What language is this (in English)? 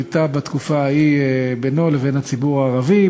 Hebrew